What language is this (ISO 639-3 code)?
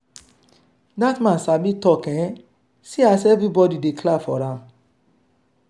pcm